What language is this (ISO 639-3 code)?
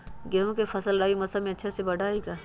mag